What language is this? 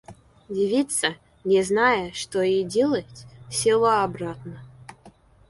Russian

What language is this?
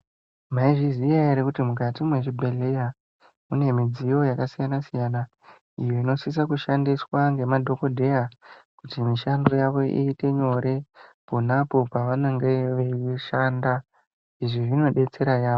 Ndau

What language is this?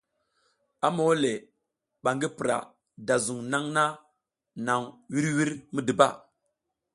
South Giziga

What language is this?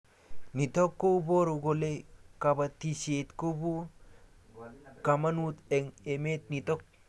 Kalenjin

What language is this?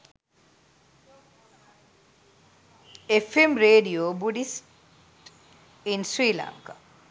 Sinhala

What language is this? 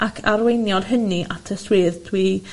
Welsh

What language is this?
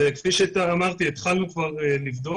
Hebrew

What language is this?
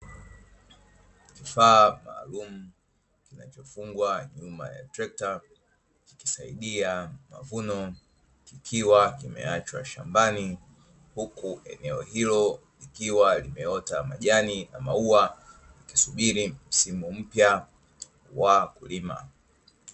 Swahili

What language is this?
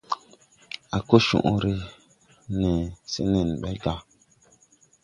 Tupuri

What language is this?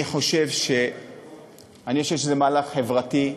Hebrew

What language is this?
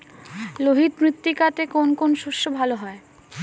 Bangla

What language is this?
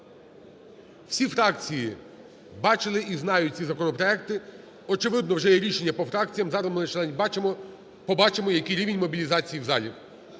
Ukrainian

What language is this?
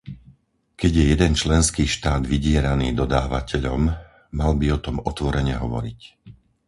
Slovak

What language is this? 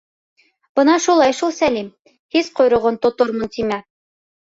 Bashkir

